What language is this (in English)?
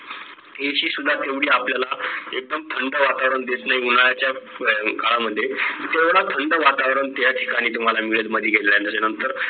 Marathi